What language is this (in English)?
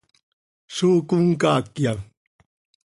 Seri